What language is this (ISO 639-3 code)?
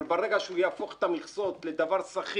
heb